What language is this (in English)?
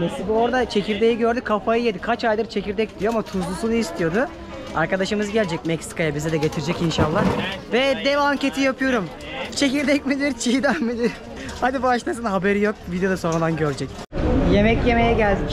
Turkish